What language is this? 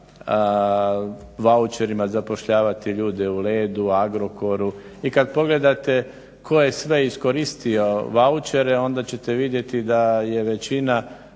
Croatian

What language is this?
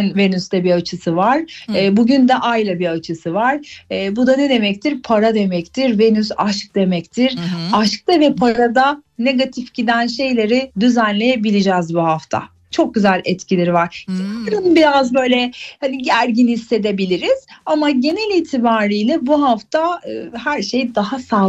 Turkish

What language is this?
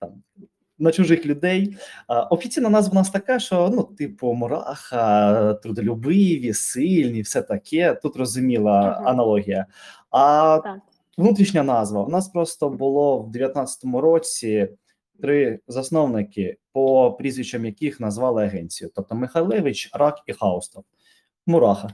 Ukrainian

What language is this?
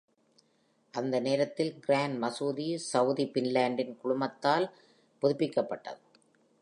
Tamil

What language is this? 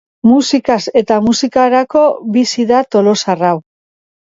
Basque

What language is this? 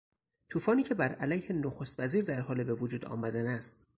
Persian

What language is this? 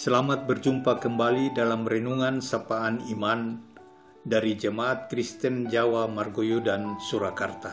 Indonesian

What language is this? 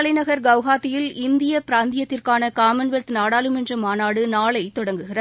Tamil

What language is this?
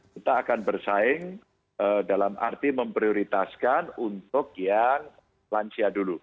Indonesian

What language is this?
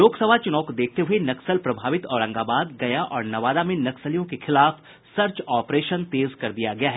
Hindi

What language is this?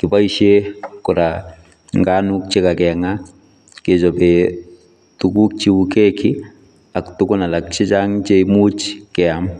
Kalenjin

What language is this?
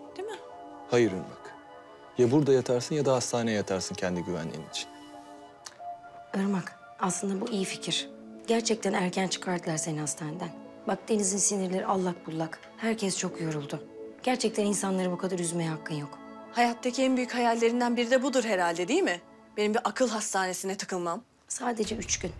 Turkish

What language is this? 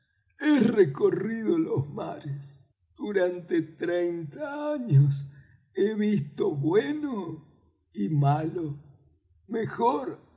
Spanish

